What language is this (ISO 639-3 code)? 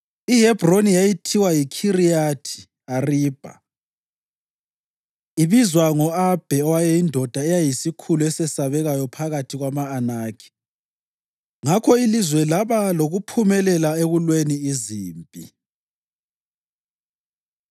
nde